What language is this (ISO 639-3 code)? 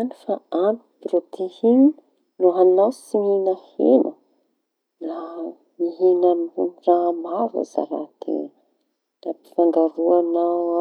txy